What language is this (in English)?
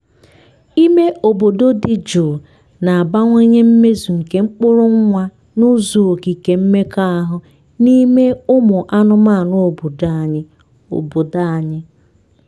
Igbo